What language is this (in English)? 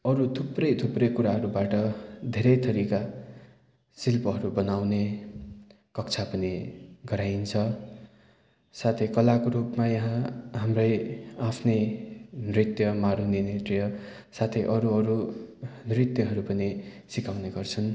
Nepali